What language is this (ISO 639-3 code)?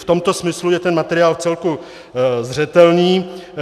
ces